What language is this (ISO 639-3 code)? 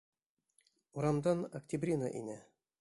bak